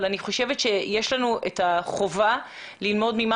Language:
Hebrew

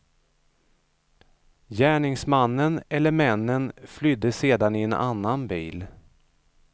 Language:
Swedish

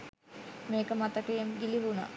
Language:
Sinhala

